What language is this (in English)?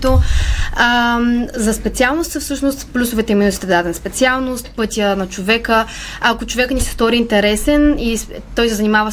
Bulgarian